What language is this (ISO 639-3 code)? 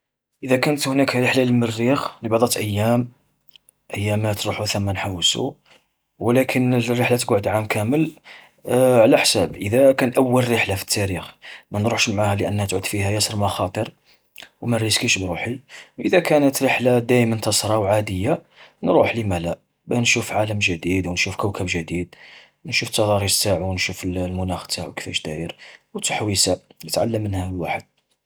arq